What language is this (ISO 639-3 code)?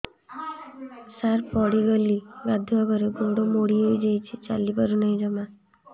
ori